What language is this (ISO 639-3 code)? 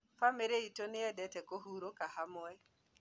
kik